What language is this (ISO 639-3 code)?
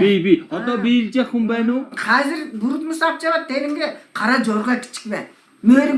tur